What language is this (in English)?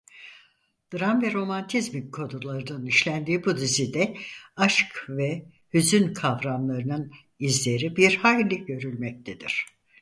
Turkish